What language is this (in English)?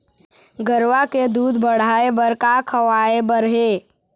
Chhattisgarhi